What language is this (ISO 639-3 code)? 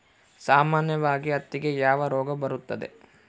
kan